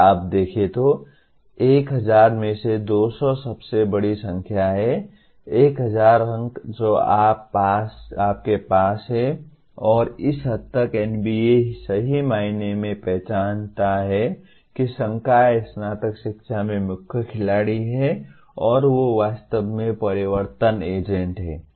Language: Hindi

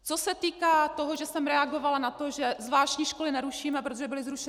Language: Czech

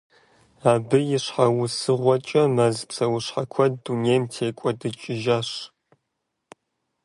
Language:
Kabardian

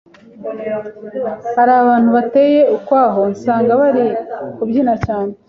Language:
Kinyarwanda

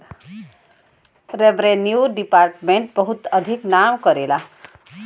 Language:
Bhojpuri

